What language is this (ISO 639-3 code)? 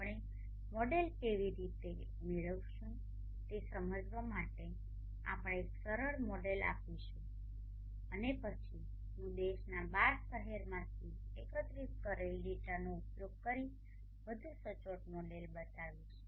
guj